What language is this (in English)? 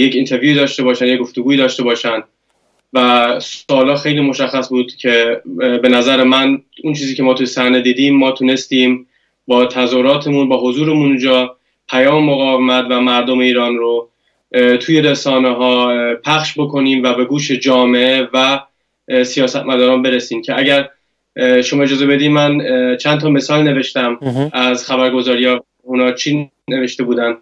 Persian